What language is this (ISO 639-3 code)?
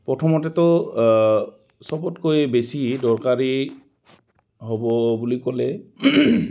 asm